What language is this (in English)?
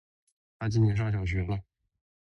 Chinese